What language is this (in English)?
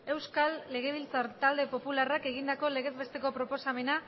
Basque